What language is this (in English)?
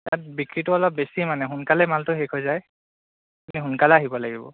Assamese